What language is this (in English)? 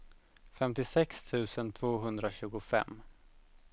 Swedish